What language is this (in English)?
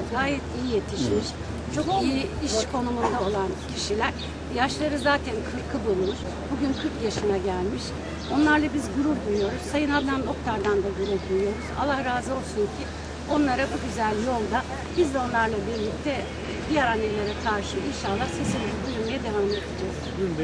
Turkish